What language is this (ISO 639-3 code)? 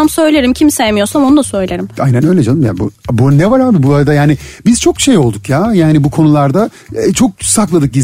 tur